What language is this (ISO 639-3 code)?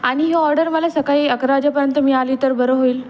mar